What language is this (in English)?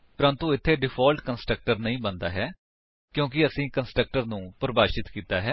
Punjabi